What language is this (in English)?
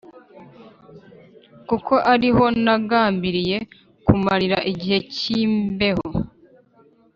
Kinyarwanda